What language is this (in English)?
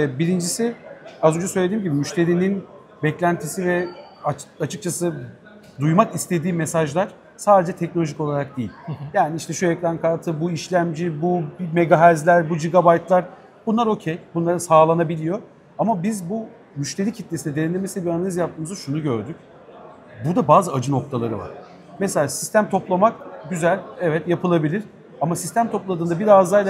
Turkish